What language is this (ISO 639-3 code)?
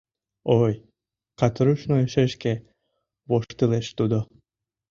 chm